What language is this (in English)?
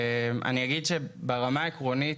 Hebrew